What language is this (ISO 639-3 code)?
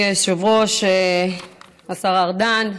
heb